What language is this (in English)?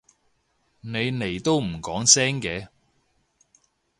Cantonese